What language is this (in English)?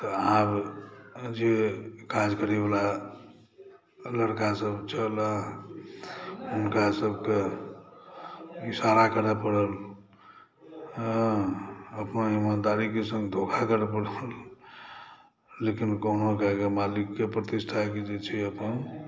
Maithili